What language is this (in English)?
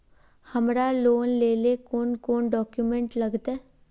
Magahi